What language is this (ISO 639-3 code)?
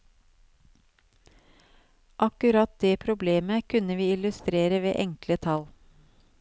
nor